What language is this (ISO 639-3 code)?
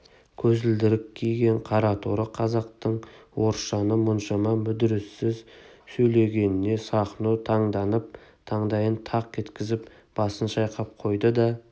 kaz